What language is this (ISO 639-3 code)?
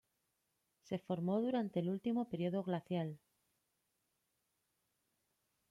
spa